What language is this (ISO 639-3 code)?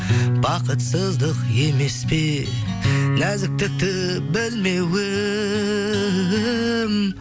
kaz